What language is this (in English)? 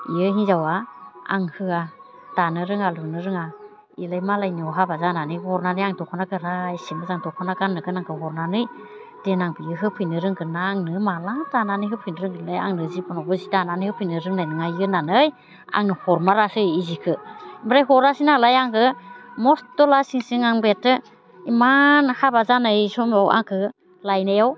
Bodo